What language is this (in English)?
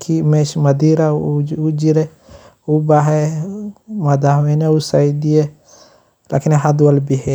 Somali